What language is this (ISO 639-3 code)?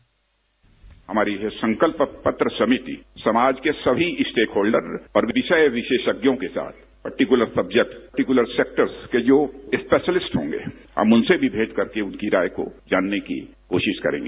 hin